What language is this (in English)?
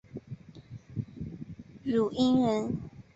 Chinese